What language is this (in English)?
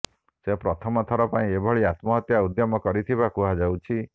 Odia